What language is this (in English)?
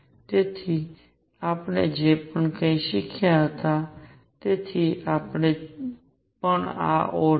Gujarati